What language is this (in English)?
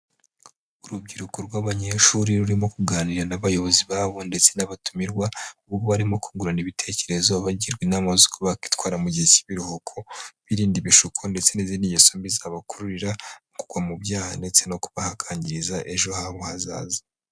Kinyarwanda